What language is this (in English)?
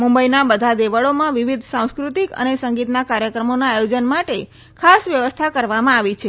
Gujarati